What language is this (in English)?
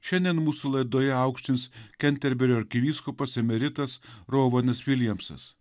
Lithuanian